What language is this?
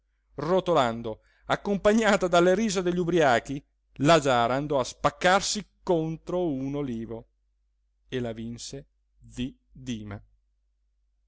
Italian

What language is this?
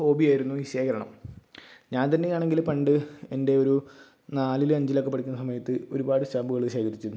Malayalam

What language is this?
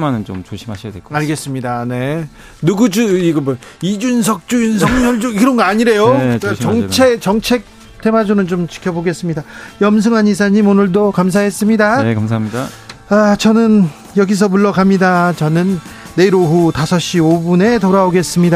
Korean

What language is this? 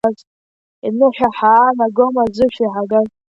Abkhazian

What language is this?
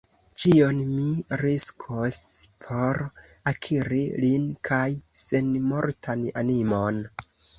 Esperanto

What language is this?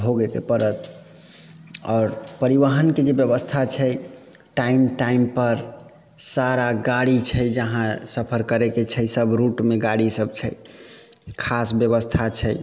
Maithili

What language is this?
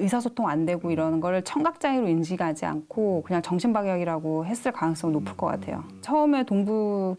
Korean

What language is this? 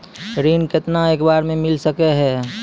Maithili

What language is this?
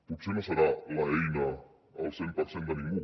Catalan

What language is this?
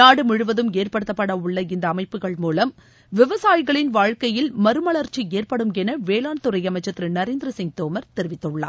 Tamil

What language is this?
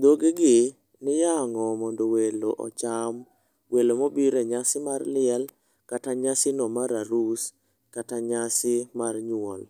Luo (Kenya and Tanzania)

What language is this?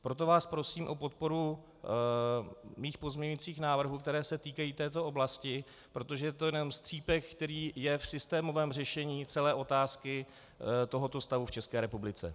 Czech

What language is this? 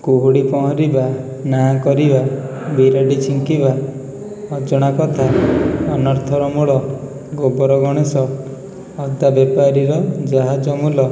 Odia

